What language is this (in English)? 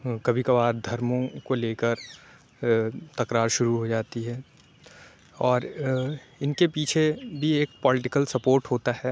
Urdu